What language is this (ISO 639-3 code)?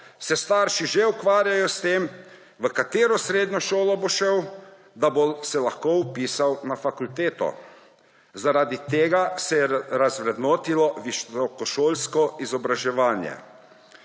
slv